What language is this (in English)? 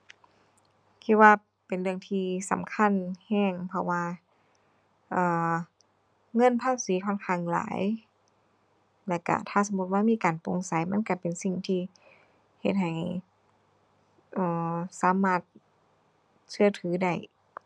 Thai